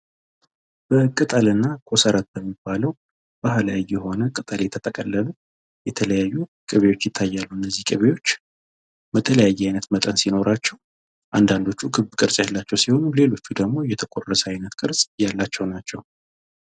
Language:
Amharic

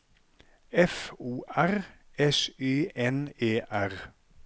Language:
Norwegian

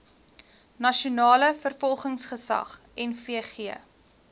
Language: Afrikaans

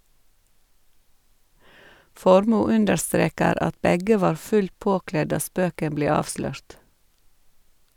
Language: Norwegian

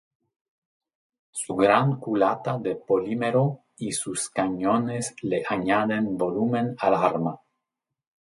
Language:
Spanish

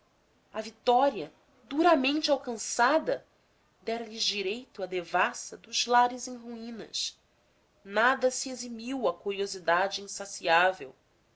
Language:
Portuguese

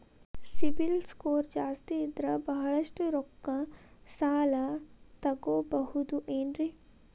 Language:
Kannada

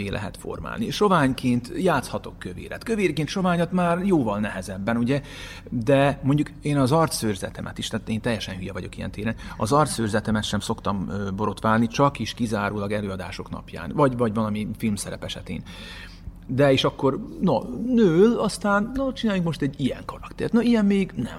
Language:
Hungarian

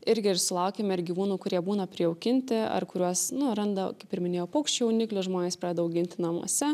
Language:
Lithuanian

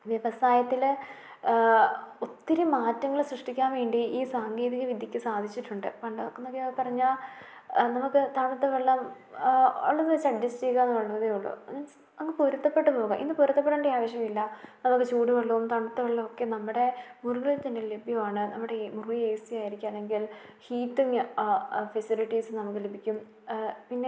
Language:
Malayalam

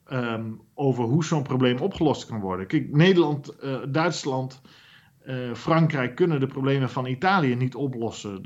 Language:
Dutch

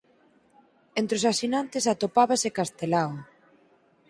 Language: Galician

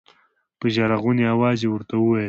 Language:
Pashto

